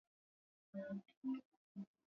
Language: Swahili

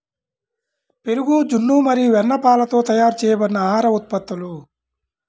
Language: Telugu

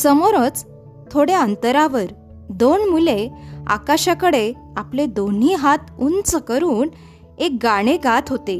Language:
Marathi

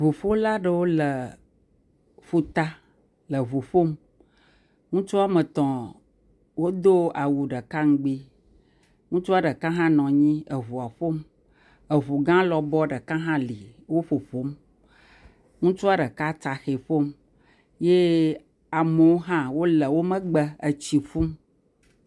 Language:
Ewe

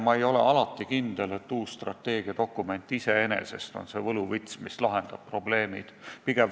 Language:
Estonian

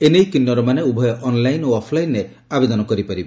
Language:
Odia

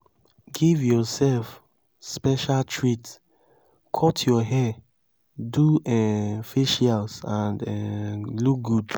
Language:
Nigerian Pidgin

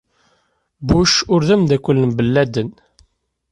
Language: Kabyle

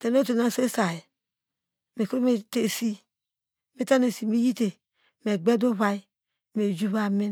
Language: Degema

